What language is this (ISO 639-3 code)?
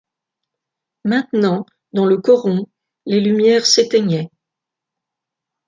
fra